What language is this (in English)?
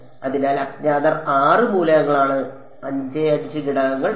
Malayalam